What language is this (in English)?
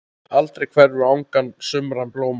Icelandic